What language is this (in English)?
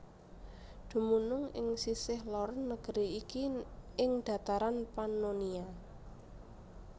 Javanese